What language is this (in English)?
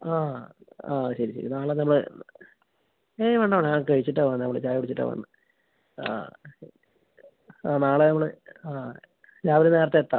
Malayalam